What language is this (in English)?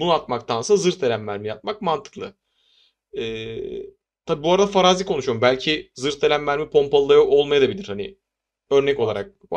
Turkish